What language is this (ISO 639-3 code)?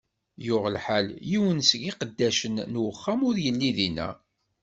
kab